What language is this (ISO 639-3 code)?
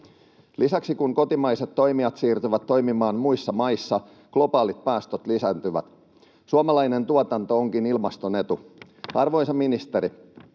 fin